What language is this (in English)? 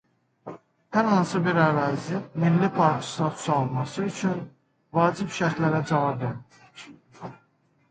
Azerbaijani